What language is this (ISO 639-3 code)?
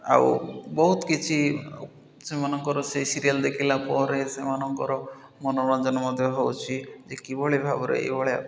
ori